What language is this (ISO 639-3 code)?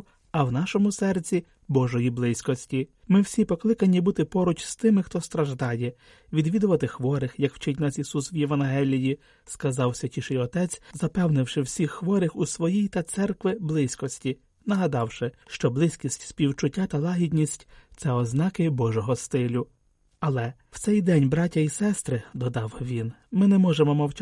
ukr